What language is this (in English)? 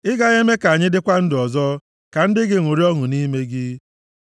Igbo